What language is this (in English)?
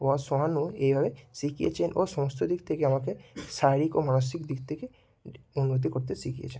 Bangla